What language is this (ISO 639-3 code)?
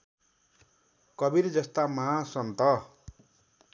nep